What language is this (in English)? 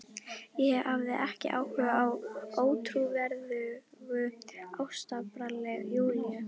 Icelandic